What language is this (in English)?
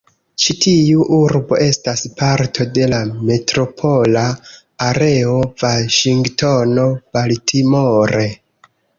Esperanto